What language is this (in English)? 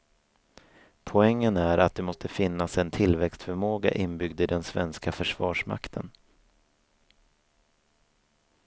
Swedish